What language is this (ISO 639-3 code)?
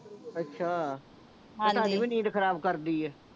pan